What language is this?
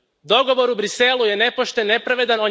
Croatian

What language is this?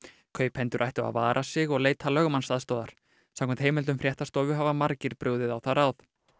Icelandic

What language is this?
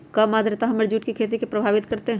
Magahi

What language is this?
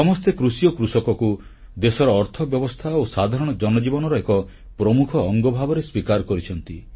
Odia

